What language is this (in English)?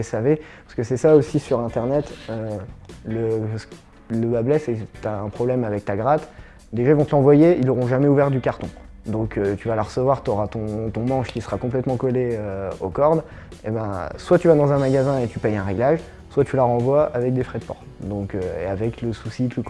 French